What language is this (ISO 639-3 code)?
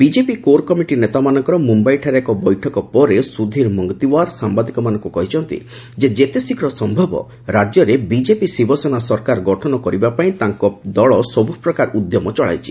ori